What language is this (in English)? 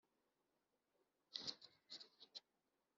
Kinyarwanda